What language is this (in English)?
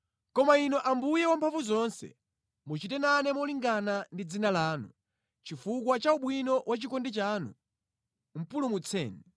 Nyanja